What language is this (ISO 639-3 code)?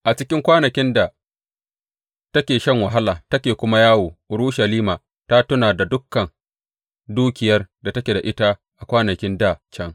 hau